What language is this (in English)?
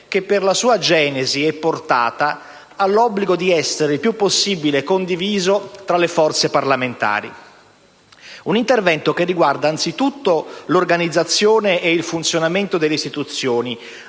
Italian